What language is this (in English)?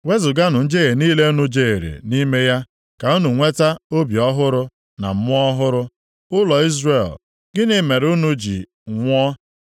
Igbo